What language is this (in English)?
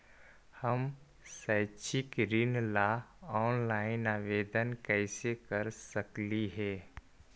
Magahi